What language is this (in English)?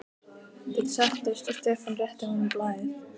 Icelandic